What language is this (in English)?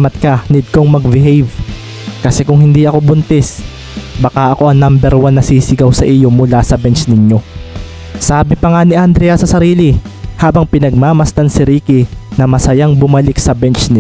Filipino